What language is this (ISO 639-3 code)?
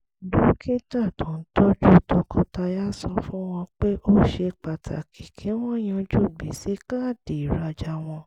yor